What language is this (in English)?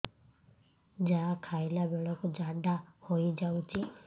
Odia